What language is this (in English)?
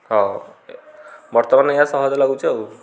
Odia